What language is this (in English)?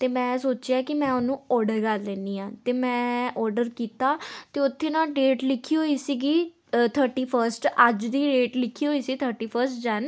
Punjabi